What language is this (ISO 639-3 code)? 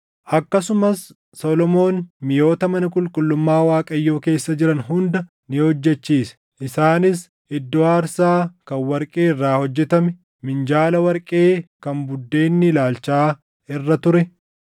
orm